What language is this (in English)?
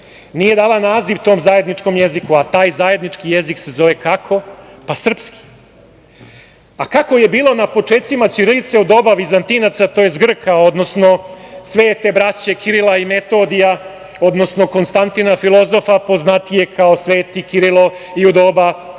Serbian